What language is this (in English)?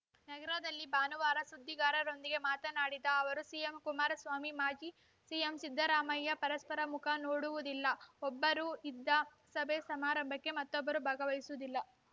Kannada